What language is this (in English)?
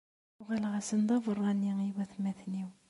Kabyle